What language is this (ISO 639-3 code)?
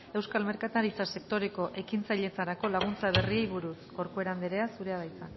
eus